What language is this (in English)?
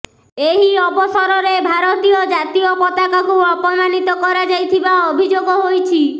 Odia